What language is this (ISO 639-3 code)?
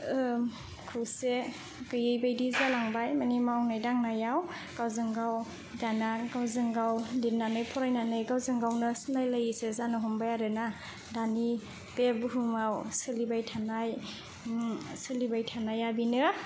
brx